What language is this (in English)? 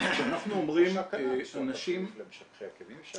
Hebrew